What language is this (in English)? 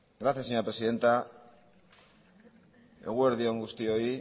Basque